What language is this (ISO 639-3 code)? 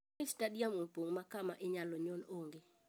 luo